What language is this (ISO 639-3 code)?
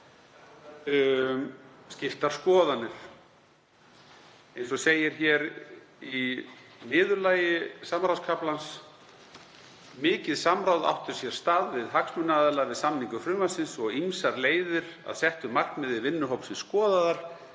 isl